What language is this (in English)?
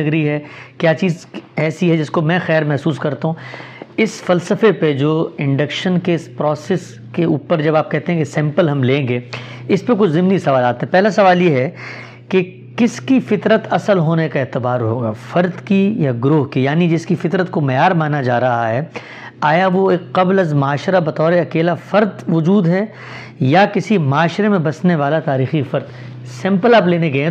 Urdu